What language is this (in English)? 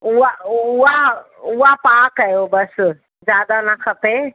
Sindhi